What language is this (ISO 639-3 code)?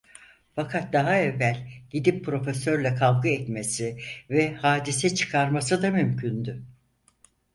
tur